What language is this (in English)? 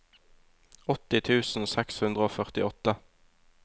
Norwegian